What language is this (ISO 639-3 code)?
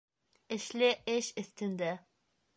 bak